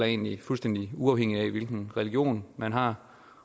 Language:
Danish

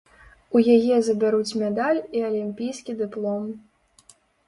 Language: Belarusian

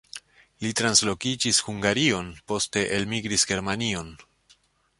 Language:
Esperanto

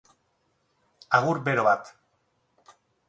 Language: Basque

